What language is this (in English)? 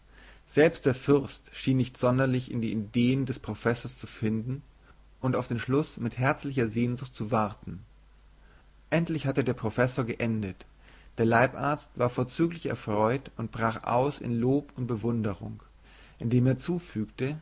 German